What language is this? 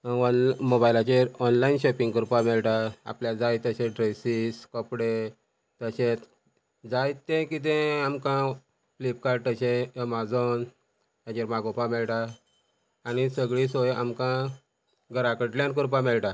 Konkani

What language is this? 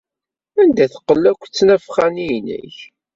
Kabyle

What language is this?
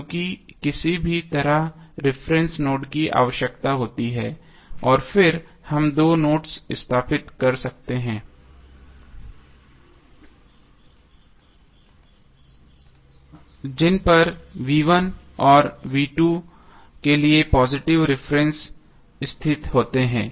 Hindi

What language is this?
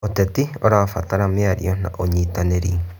Kikuyu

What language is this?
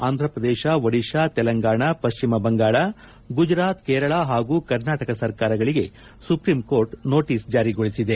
Kannada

